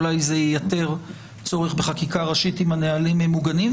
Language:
Hebrew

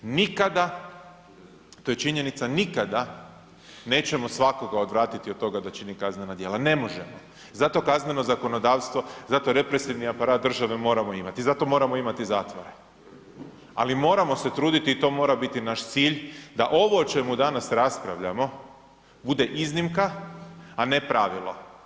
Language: Croatian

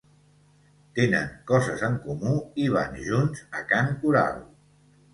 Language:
Catalan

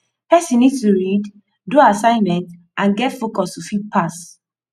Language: Nigerian Pidgin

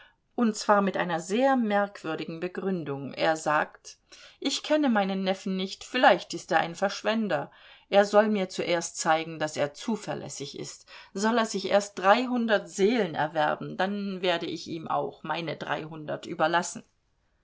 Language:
German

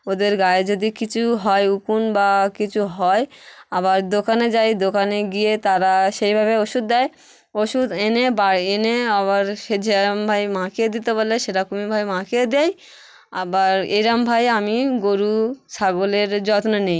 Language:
Bangla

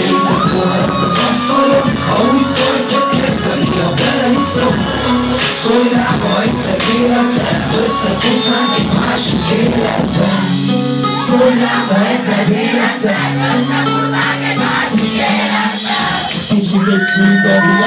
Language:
Bulgarian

